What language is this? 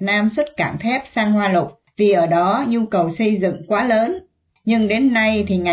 Vietnamese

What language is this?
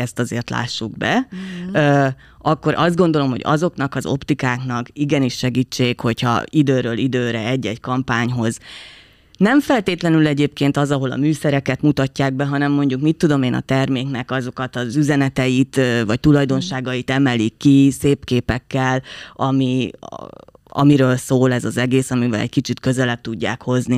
Hungarian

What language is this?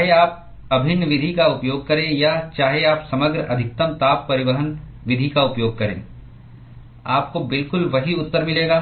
Hindi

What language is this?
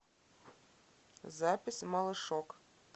Russian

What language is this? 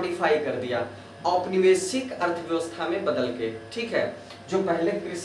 Hindi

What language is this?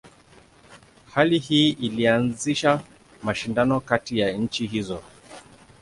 Swahili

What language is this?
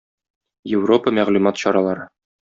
Tatar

